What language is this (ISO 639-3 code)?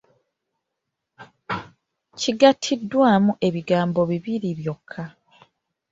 lug